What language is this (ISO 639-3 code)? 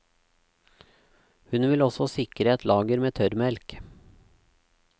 nor